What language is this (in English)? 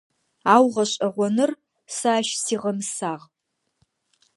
Adyghe